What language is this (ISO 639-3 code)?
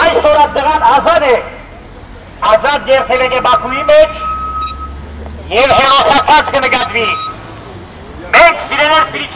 tur